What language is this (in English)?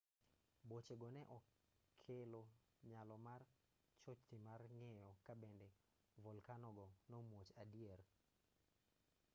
Luo (Kenya and Tanzania)